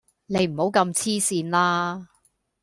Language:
Cantonese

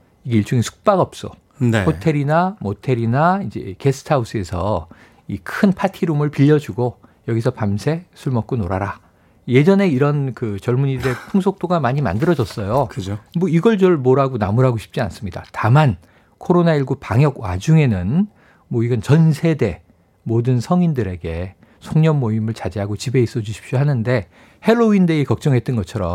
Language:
Korean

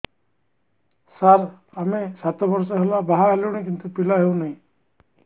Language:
Odia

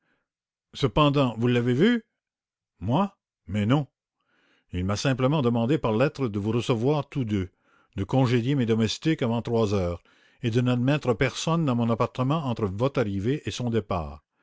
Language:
French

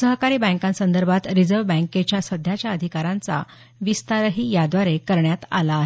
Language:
Marathi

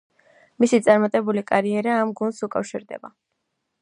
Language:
Georgian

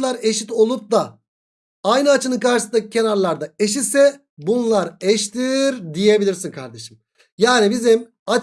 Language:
Turkish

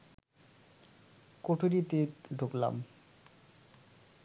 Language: Bangla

